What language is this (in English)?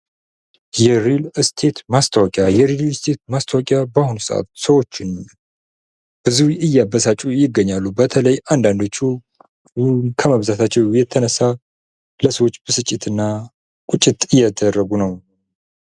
Amharic